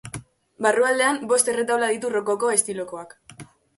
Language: Basque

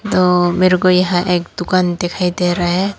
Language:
Hindi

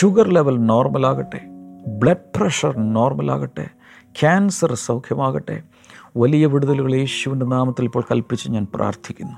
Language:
Malayalam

